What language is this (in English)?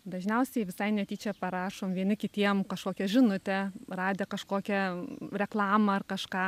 Lithuanian